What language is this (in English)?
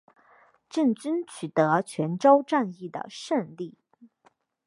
Chinese